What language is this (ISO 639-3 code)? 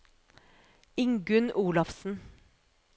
nor